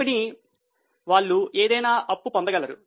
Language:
Telugu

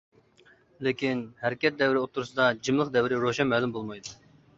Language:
Uyghur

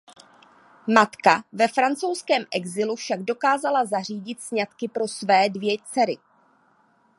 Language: Czech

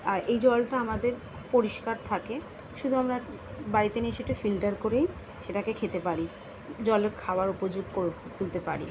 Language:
Bangla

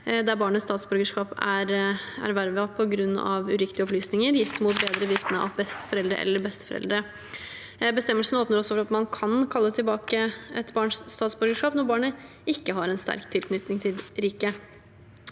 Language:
Norwegian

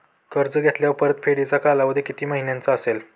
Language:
Marathi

